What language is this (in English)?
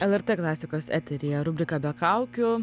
Lithuanian